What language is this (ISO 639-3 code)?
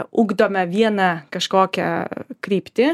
lit